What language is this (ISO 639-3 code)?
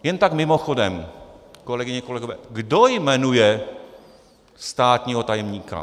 ces